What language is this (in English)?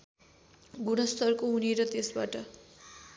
Nepali